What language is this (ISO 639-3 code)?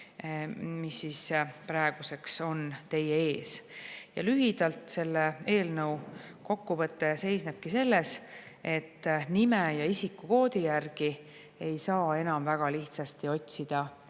est